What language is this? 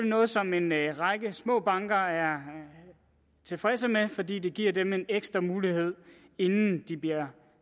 Danish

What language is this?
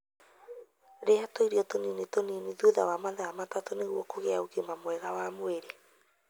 Kikuyu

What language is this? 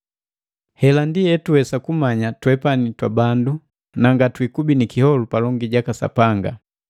Matengo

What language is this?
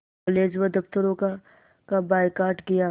Hindi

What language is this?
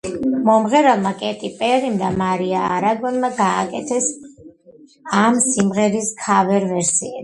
Georgian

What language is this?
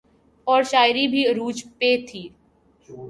Urdu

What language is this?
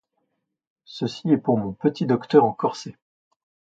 French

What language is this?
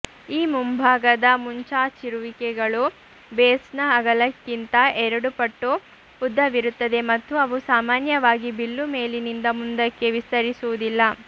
Kannada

